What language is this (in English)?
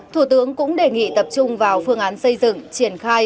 Vietnamese